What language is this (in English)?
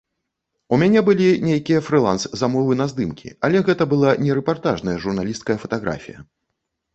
Belarusian